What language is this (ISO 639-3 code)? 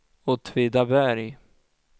swe